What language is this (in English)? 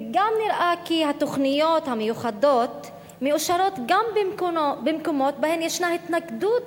Hebrew